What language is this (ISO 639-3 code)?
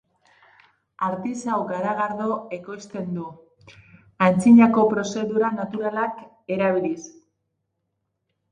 eus